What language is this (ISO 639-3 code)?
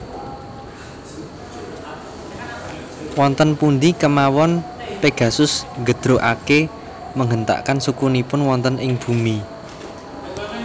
jav